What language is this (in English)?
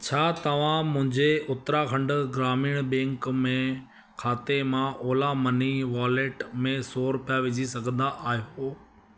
Sindhi